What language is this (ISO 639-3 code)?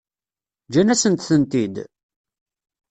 kab